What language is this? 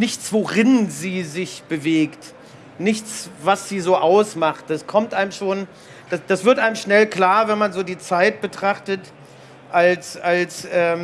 German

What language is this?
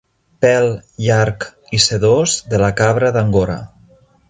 Catalan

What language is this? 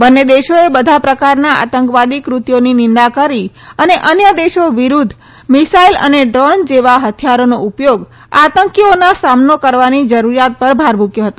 Gujarati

